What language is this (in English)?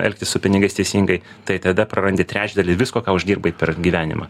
Lithuanian